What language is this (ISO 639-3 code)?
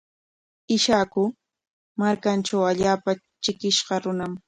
qwa